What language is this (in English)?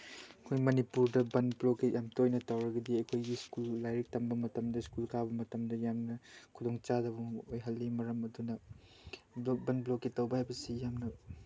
Manipuri